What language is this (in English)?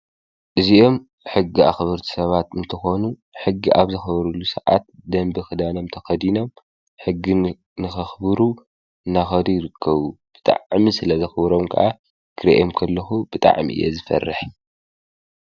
Tigrinya